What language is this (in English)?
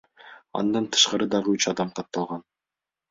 Kyrgyz